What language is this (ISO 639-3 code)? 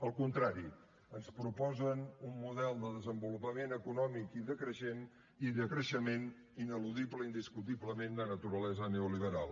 cat